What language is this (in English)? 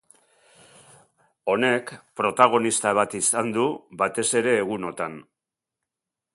Basque